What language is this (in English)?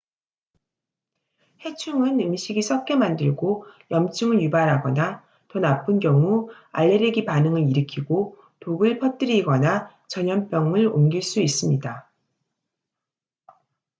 Korean